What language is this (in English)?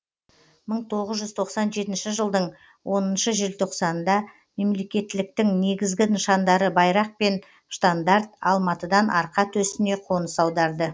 Kazakh